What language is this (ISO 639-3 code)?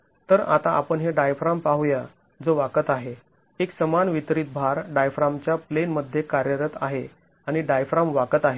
mar